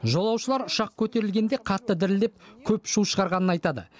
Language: Kazakh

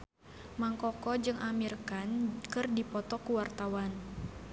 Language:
Sundanese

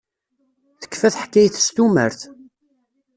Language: Kabyle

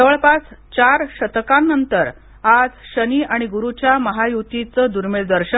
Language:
Marathi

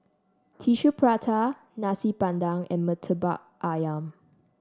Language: English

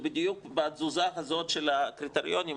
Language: Hebrew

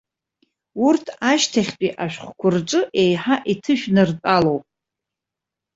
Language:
Abkhazian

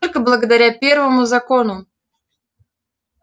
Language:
Russian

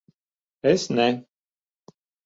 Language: Latvian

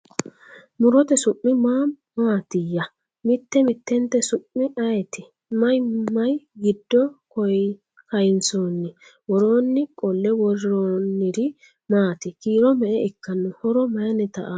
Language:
Sidamo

